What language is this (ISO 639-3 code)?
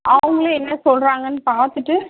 tam